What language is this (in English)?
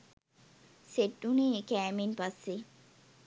Sinhala